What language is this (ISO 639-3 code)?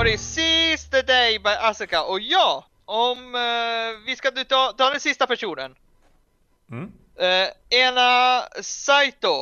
swe